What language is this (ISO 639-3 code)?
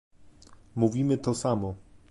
pol